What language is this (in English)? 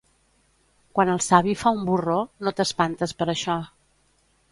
Catalan